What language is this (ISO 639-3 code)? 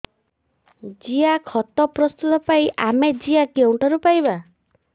ori